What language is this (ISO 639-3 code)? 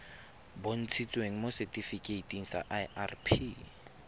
tsn